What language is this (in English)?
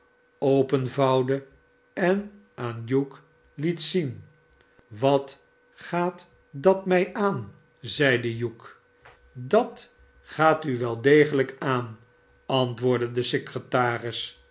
Dutch